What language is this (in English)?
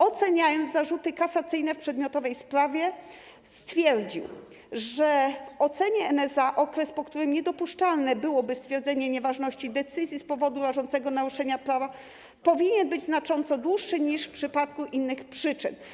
Polish